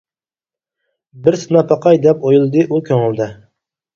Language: Uyghur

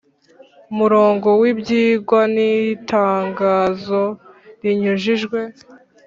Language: Kinyarwanda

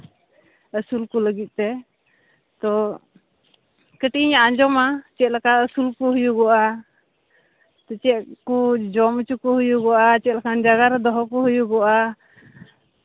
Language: Santali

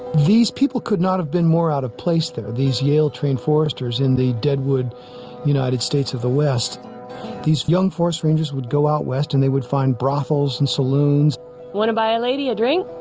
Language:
English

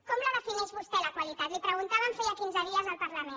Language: Catalan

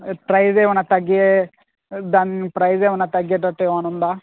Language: Telugu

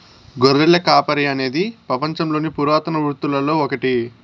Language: Telugu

